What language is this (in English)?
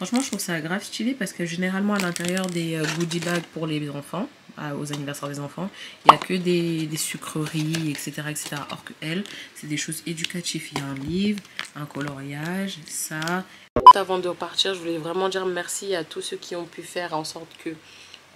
French